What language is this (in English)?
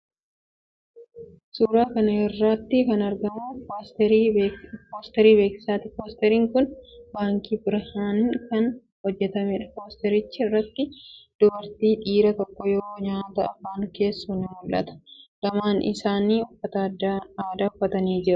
Oromo